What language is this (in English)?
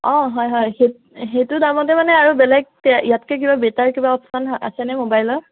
Assamese